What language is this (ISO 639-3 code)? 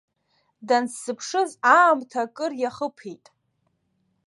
abk